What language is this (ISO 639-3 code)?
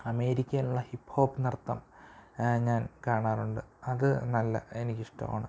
mal